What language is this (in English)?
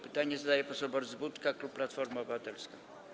Polish